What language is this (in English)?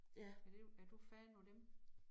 Danish